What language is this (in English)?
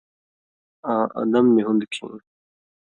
Indus Kohistani